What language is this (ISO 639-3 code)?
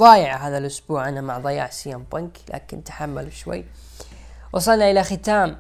ara